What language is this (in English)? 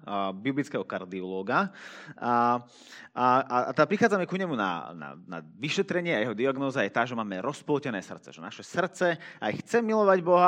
Slovak